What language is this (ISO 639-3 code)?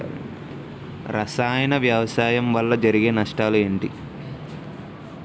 tel